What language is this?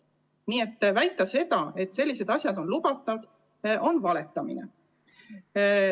Estonian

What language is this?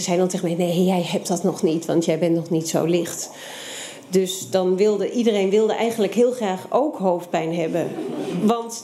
Dutch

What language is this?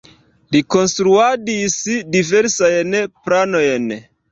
Esperanto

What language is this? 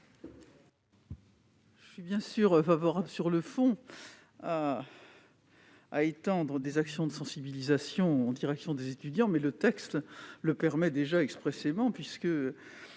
French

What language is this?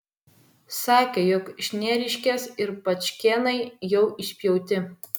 Lithuanian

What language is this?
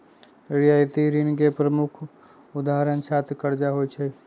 Magahi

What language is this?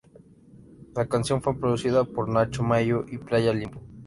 Spanish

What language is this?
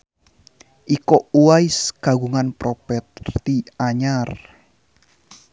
Sundanese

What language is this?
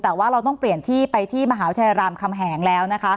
Thai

